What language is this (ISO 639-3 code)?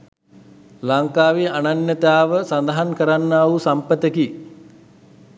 sin